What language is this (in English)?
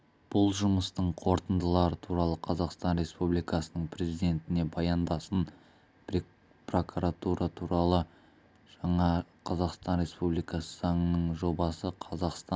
Kazakh